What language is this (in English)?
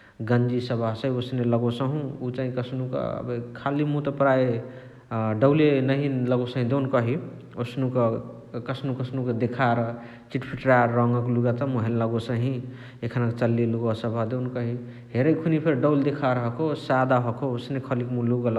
Chitwania Tharu